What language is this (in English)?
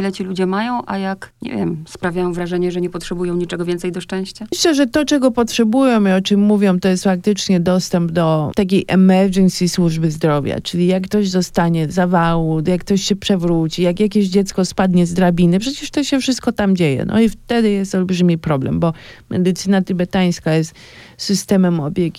Polish